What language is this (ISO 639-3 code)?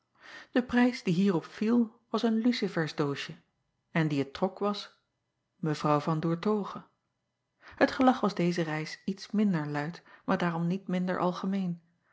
nld